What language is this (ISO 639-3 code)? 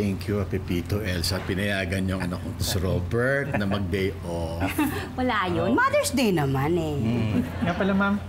fil